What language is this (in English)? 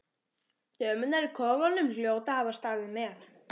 Icelandic